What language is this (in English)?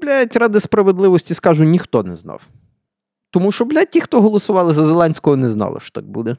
Ukrainian